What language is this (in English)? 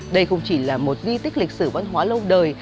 Vietnamese